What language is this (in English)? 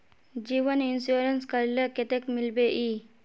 Magahi